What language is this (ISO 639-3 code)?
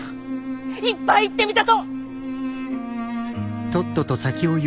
jpn